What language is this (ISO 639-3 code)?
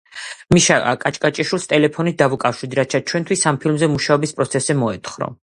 kat